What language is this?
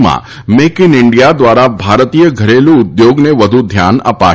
Gujarati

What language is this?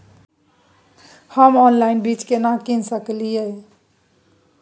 Maithili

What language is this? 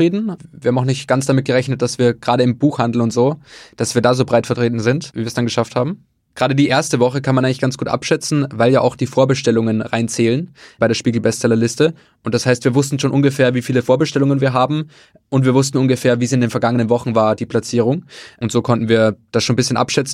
German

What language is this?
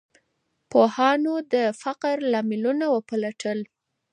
Pashto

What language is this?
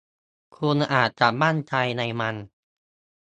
Thai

